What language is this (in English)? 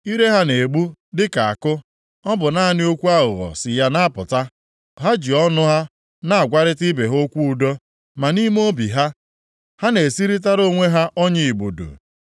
Igbo